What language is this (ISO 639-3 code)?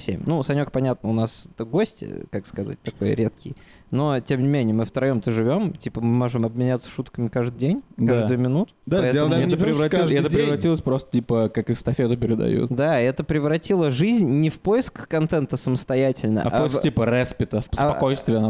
rus